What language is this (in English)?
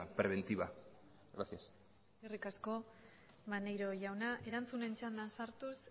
Basque